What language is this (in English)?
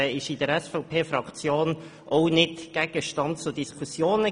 Swiss German